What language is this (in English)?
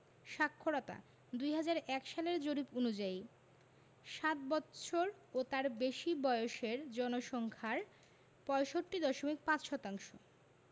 Bangla